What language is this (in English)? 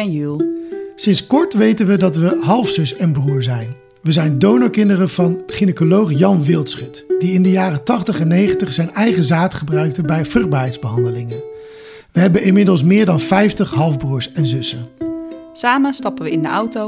Dutch